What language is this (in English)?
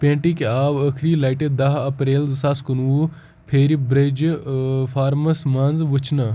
Kashmiri